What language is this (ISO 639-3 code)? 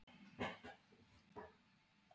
isl